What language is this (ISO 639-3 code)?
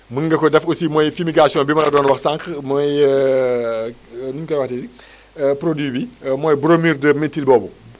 wol